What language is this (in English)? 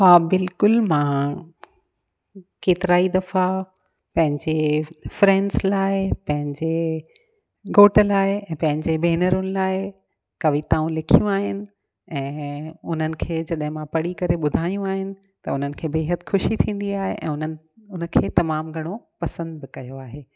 Sindhi